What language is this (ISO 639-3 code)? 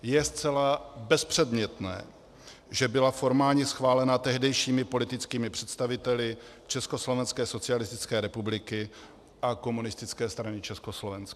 ces